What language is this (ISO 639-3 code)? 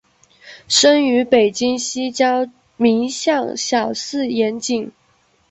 zho